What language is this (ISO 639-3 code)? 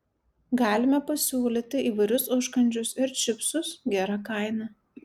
lit